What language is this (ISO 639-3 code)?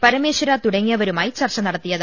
mal